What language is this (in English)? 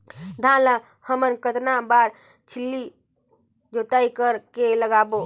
Chhattisgarhi